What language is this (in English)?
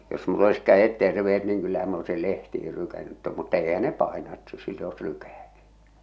Finnish